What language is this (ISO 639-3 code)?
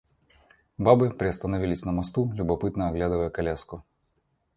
rus